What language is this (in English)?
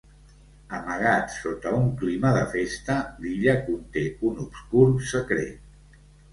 Catalan